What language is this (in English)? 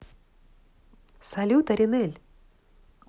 Russian